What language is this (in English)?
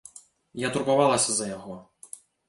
Belarusian